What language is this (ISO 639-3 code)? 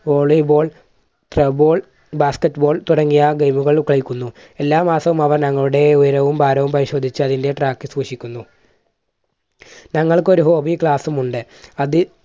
mal